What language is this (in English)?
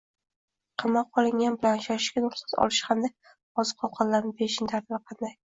Uzbek